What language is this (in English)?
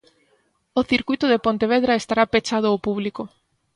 Galician